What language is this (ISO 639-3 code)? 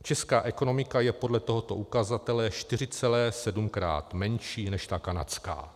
ces